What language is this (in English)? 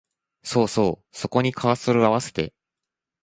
Japanese